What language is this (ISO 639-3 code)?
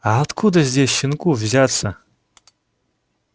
rus